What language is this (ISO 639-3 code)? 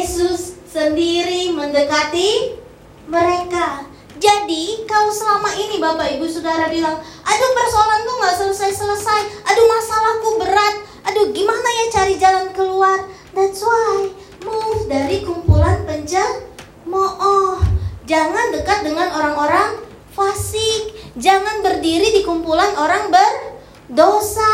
ind